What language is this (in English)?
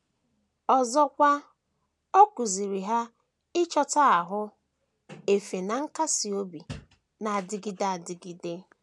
Igbo